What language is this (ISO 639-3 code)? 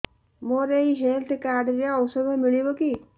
ori